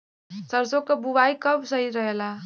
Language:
Bhojpuri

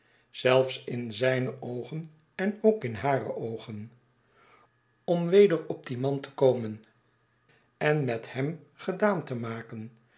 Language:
Dutch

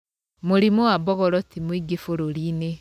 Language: Kikuyu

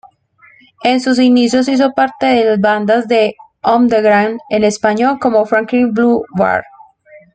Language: Spanish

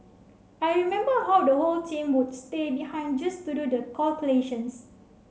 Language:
English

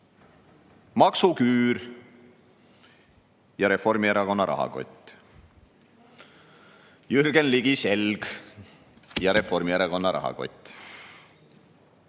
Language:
Estonian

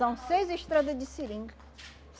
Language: Portuguese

